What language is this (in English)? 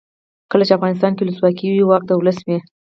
Pashto